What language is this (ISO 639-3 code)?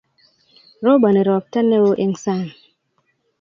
kln